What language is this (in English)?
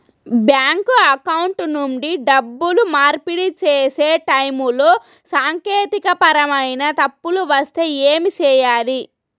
Telugu